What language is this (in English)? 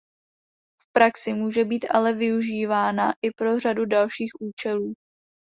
Czech